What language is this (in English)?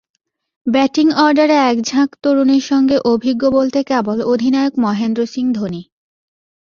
Bangla